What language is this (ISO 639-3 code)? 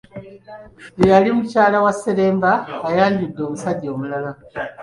lug